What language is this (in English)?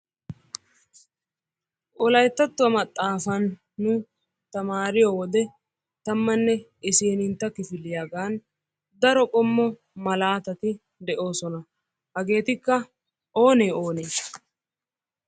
Wolaytta